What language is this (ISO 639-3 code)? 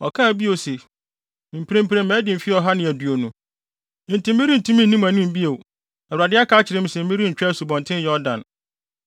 aka